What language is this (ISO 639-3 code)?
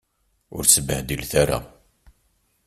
kab